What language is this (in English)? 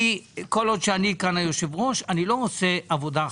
Hebrew